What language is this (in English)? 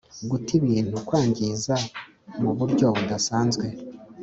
Kinyarwanda